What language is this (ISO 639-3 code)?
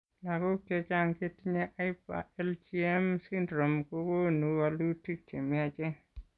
kln